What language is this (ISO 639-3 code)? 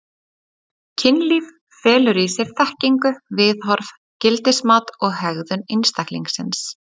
isl